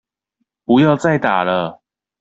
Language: Chinese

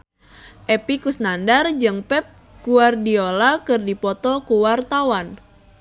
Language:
Sundanese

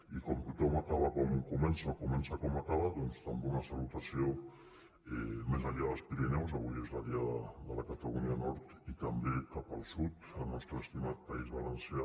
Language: Catalan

